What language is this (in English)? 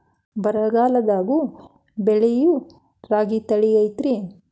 Kannada